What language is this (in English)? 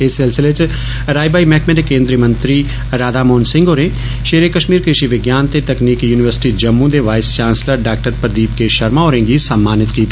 Dogri